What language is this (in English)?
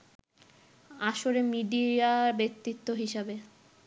Bangla